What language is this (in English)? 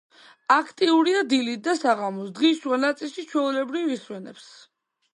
Georgian